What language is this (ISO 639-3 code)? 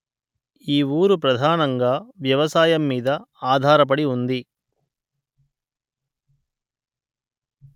tel